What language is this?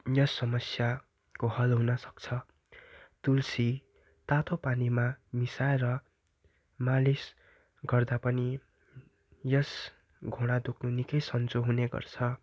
Nepali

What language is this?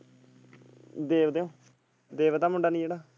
Punjabi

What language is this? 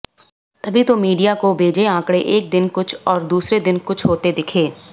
Hindi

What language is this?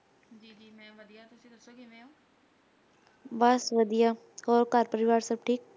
Punjabi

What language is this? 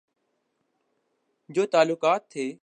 Urdu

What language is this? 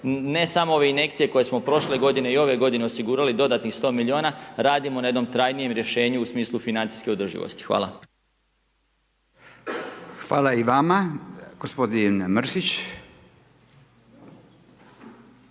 Croatian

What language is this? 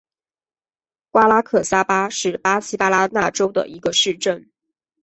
Chinese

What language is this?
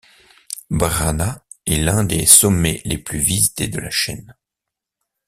French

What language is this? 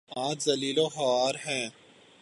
Urdu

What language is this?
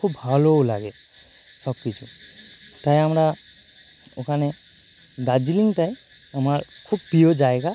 Bangla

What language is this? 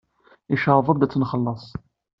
Kabyle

